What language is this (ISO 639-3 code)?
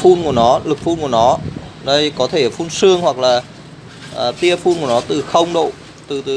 vie